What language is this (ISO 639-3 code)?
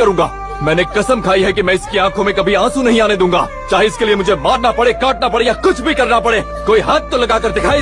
hin